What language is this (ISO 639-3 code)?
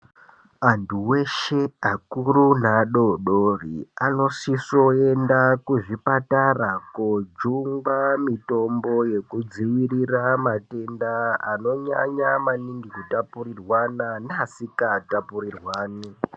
ndc